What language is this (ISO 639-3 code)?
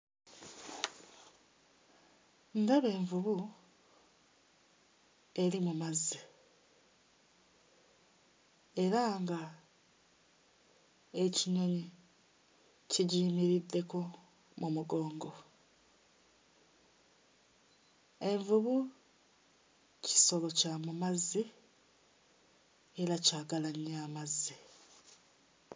lug